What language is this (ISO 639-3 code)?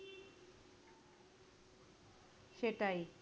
ben